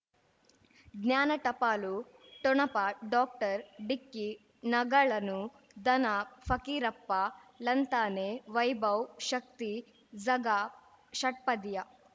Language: Kannada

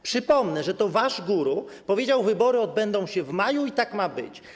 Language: Polish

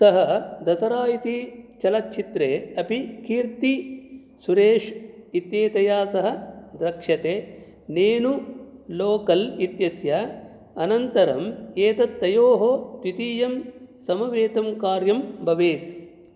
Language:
Sanskrit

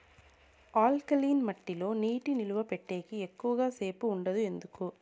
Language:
Telugu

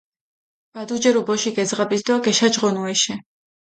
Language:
Mingrelian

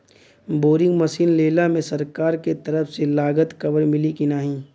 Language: Bhojpuri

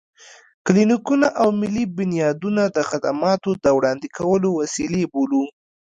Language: Pashto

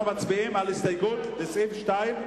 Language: Hebrew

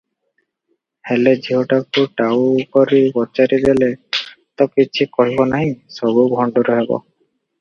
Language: Odia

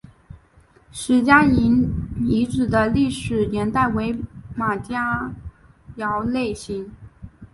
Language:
Chinese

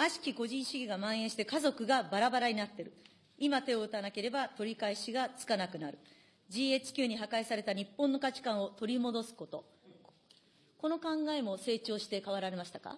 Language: Japanese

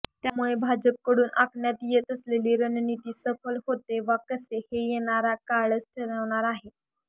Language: Marathi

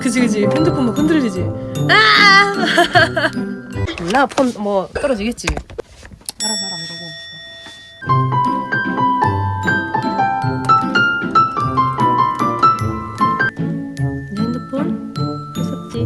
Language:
Korean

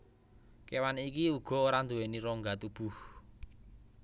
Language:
Javanese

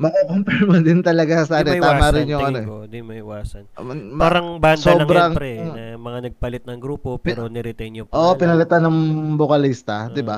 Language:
Filipino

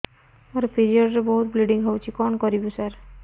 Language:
Odia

